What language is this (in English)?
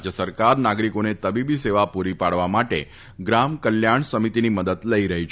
Gujarati